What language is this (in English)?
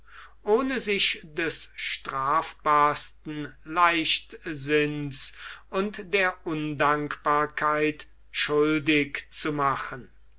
German